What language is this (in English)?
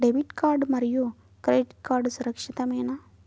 Telugu